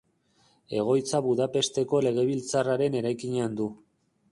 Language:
Basque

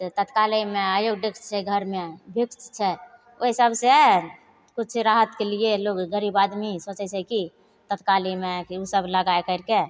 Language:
Maithili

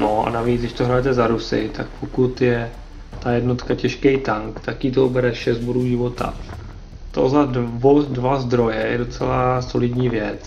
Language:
Czech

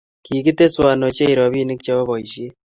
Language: Kalenjin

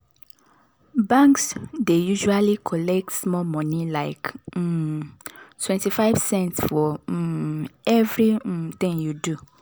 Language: Nigerian Pidgin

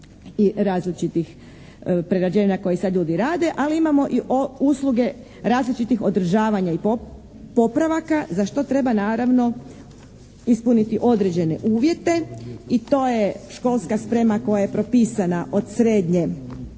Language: Croatian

